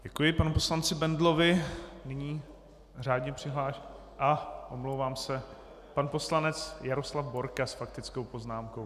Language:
Czech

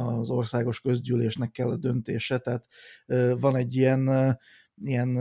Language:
Hungarian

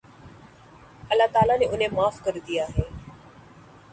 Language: Urdu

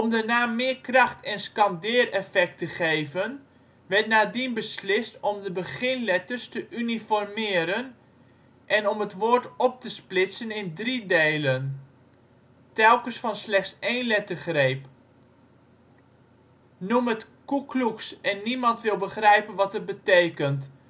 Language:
Dutch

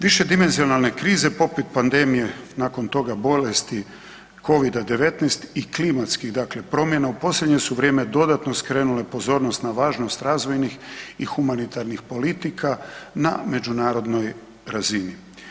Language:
Croatian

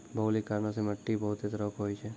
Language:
Maithili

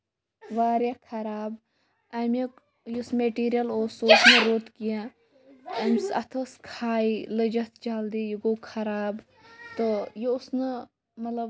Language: Kashmiri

